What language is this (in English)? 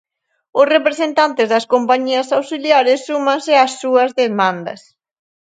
Galician